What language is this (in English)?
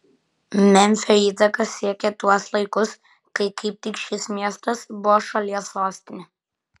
Lithuanian